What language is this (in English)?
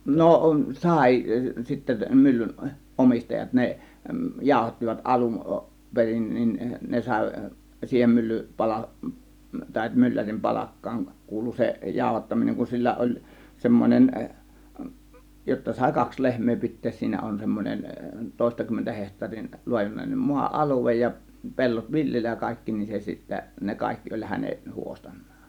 Finnish